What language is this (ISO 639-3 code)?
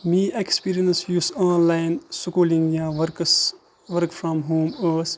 kas